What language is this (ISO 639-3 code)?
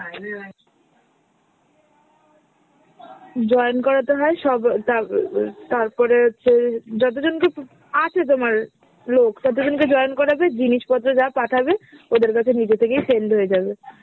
ben